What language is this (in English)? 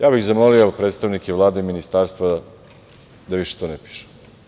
Serbian